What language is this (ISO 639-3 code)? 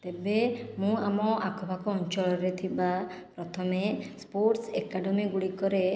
ori